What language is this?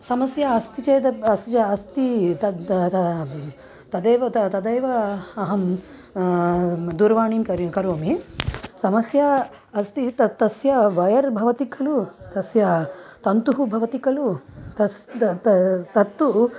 Sanskrit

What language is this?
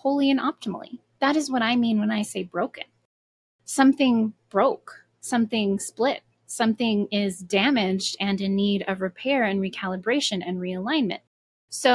English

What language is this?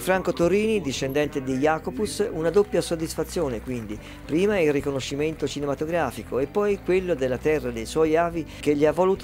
Italian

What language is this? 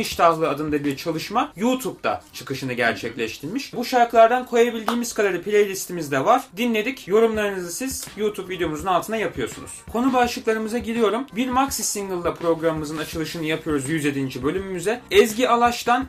Turkish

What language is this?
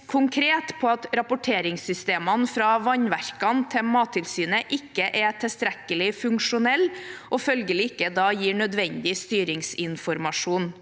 Norwegian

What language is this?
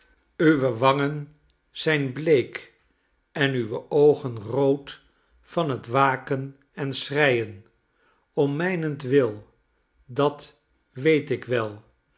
Dutch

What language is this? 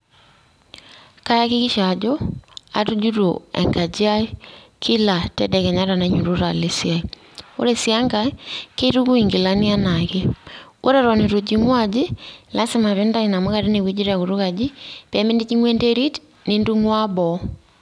Masai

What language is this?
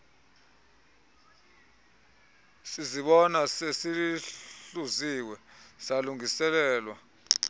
Xhosa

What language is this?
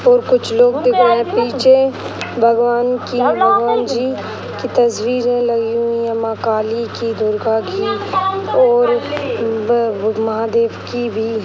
Hindi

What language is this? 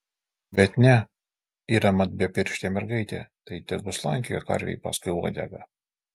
Lithuanian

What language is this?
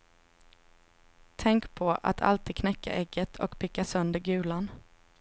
Swedish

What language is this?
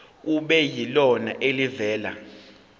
Zulu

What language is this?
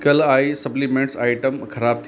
Hindi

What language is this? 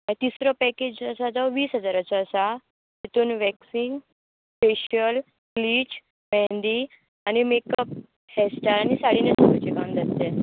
Konkani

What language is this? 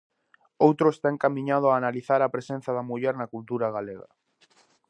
Galician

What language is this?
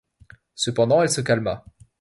French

